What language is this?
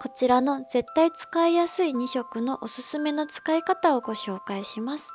Japanese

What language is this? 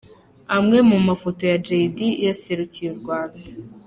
Kinyarwanda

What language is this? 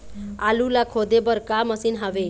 Chhattisgarhi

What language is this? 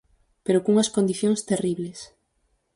Galician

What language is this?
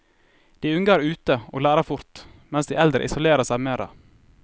Norwegian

